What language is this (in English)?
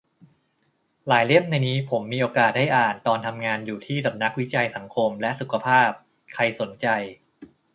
Thai